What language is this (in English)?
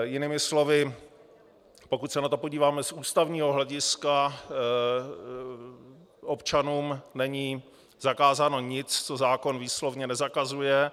Czech